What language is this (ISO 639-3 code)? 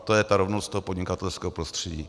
ces